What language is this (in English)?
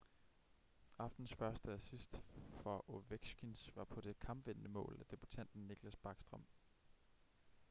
Danish